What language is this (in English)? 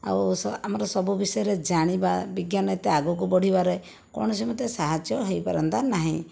Odia